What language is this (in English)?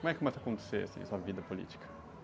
Portuguese